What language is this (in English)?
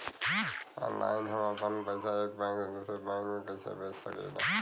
Bhojpuri